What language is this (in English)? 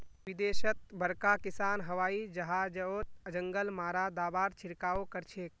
Magahi